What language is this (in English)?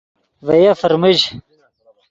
Yidgha